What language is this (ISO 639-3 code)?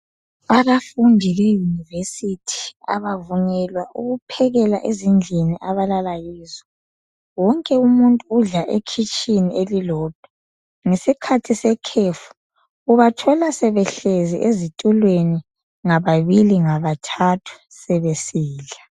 nde